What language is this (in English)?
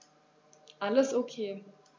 German